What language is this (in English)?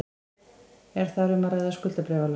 Icelandic